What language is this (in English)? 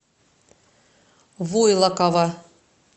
Russian